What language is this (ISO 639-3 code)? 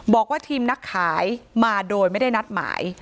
tha